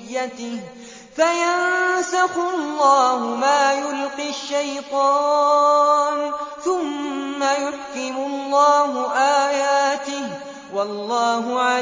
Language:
Arabic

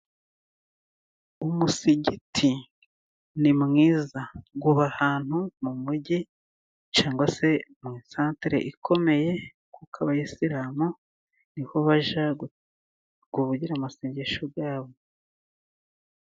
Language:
Kinyarwanda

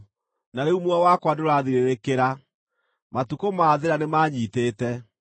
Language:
Kikuyu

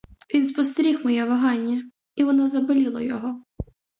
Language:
Ukrainian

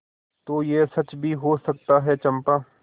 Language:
Hindi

